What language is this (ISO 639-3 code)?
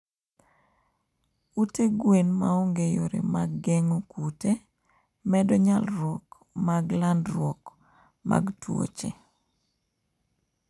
luo